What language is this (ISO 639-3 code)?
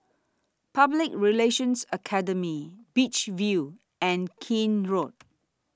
eng